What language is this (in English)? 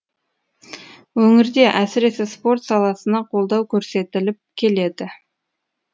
Kazakh